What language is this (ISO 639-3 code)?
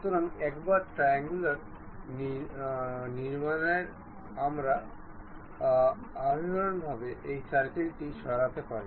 ben